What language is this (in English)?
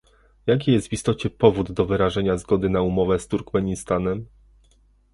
Polish